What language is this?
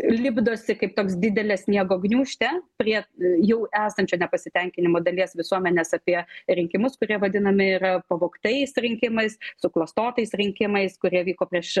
Lithuanian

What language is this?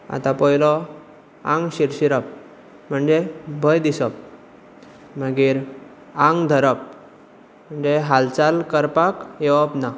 Konkani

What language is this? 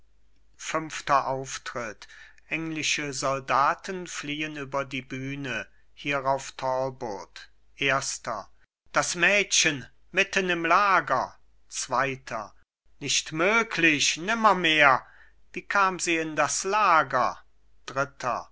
German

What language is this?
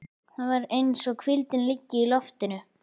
Icelandic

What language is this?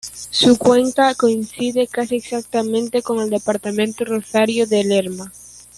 Spanish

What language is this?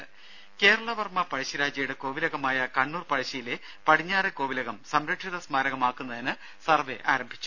Malayalam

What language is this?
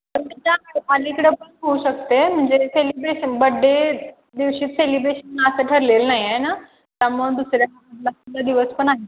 Marathi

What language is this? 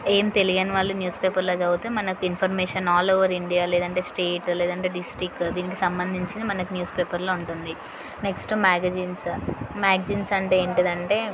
Telugu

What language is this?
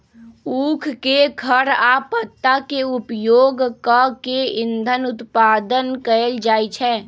Magahi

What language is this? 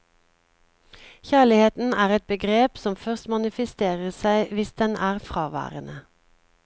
Norwegian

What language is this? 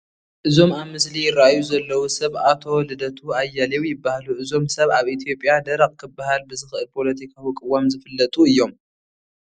Tigrinya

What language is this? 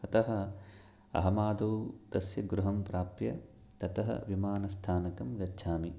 Sanskrit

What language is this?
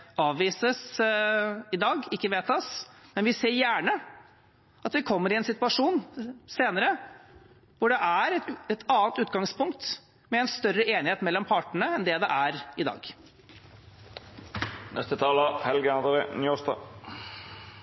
Norwegian Bokmål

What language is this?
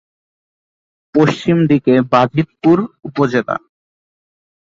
Bangla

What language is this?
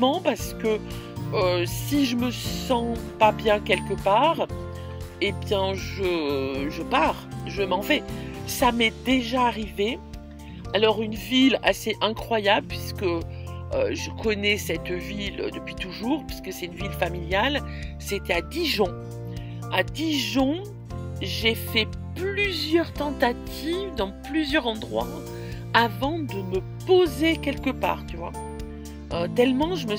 French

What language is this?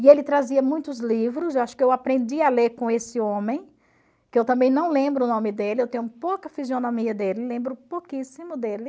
Portuguese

